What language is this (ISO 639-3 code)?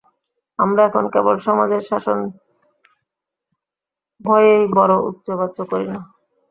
ben